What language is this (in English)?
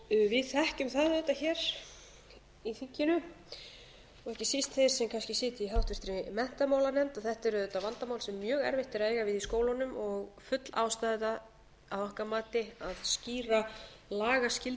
Icelandic